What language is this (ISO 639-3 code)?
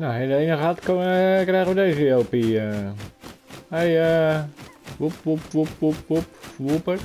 nld